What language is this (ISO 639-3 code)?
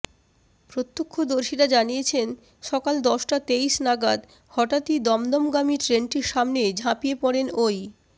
ben